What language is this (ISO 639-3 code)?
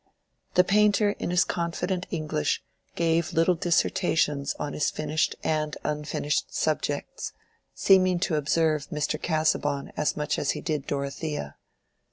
eng